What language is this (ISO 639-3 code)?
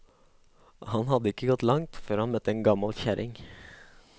nor